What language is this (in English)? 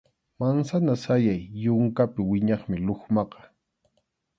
Arequipa-La Unión Quechua